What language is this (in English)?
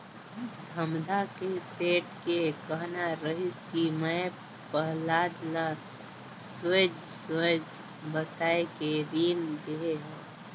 Chhattisgarhi